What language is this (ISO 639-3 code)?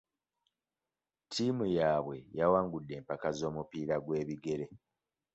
lug